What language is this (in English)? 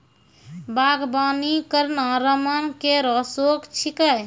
Maithili